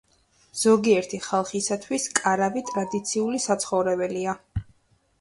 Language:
Georgian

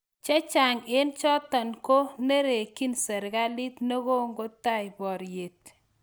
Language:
Kalenjin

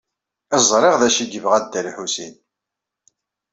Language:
Kabyle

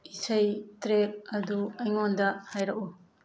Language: Manipuri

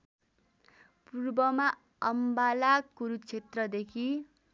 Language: Nepali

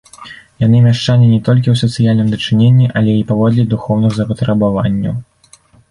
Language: Belarusian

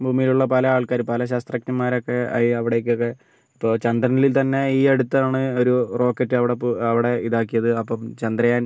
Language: Malayalam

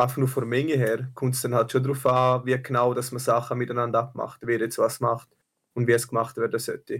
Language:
German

